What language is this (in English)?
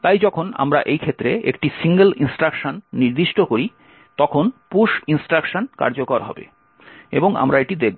Bangla